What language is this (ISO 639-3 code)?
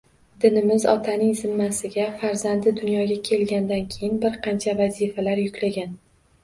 uzb